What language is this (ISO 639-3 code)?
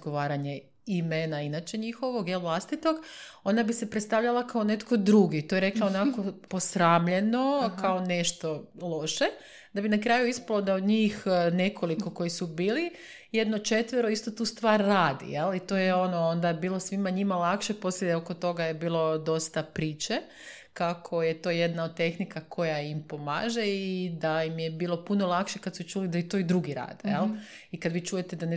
hrv